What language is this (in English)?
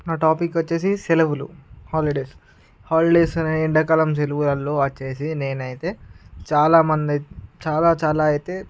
Telugu